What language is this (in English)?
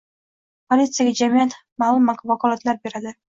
Uzbek